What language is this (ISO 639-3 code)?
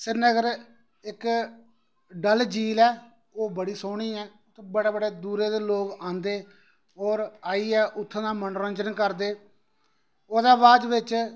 doi